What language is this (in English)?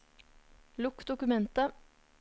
Norwegian